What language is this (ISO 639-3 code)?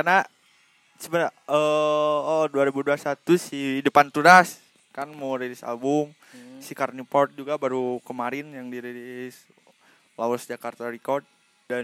ind